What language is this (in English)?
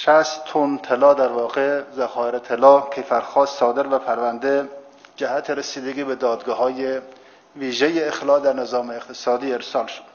Persian